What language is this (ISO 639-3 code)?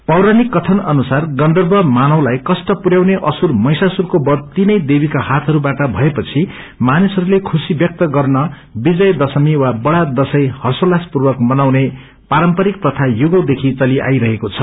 nep